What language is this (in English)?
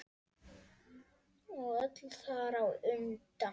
Icelandic